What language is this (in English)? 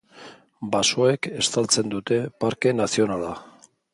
Basque